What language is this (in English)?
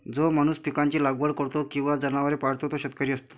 Marathi